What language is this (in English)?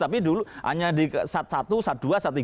Indonesian